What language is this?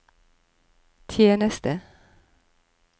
Norwegian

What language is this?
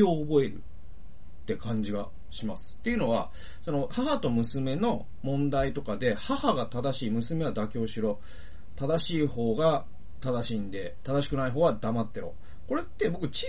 Japanese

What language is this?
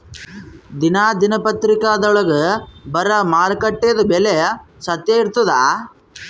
Kannada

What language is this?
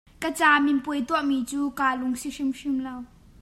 Hakha Chin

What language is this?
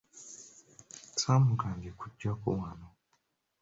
Ganda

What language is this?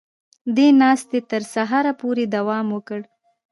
Pashto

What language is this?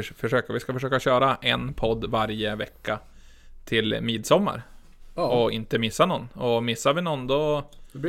Swedish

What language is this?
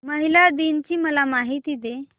Marathi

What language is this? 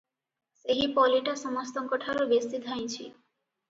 Odia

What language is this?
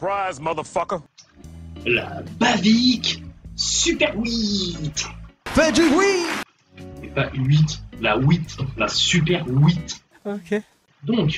French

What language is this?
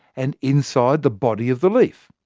English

